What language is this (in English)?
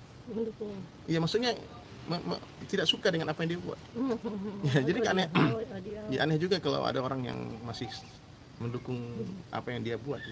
Indonesian